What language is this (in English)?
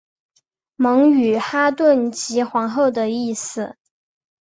Chinese